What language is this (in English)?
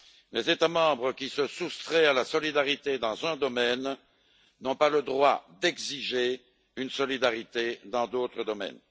French